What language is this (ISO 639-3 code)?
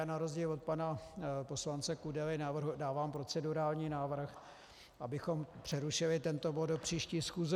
ces